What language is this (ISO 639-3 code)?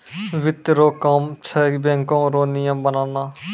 mai